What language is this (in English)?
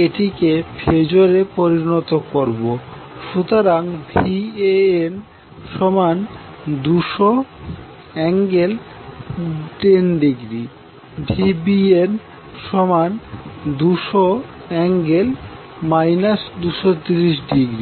Bangla